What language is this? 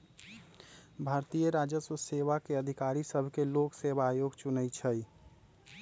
Magahi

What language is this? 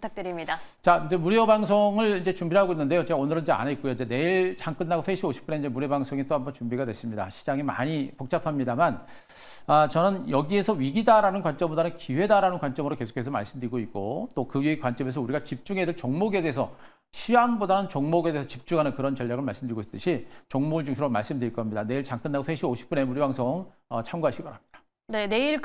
Korean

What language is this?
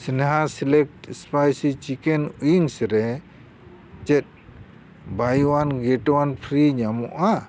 Santali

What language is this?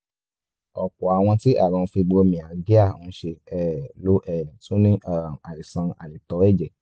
Yoruba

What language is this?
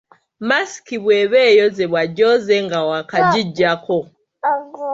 Ganda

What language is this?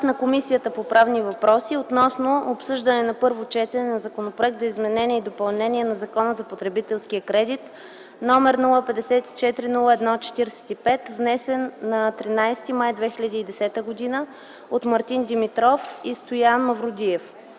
Bulgarian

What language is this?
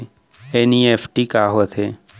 Chhattisgarhi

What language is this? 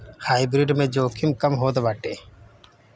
Bhojpuri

